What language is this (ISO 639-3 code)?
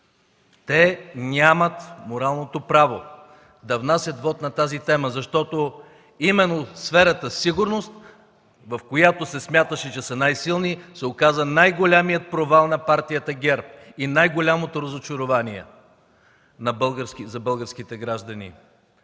bul